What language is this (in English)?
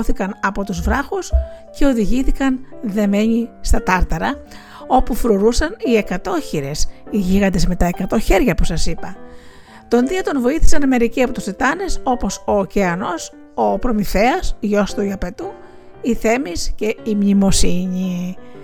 Greek